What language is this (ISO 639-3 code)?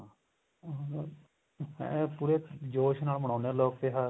pan